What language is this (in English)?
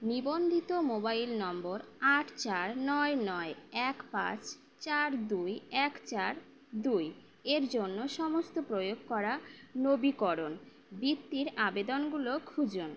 Bangla